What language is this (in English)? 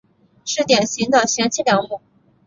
Chinese